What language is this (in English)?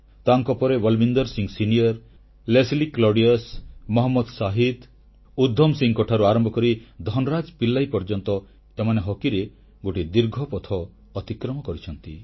Odia